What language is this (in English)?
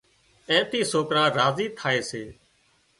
Wadiyara Koli